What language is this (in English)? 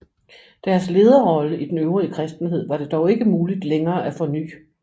Danish